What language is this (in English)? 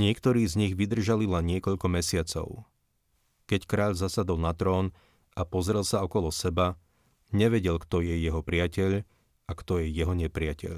Slovak